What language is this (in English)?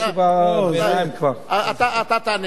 Hebrew